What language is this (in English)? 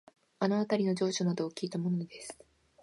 Japanese